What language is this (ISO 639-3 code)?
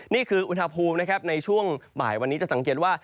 tha